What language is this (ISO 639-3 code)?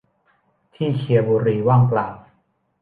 tha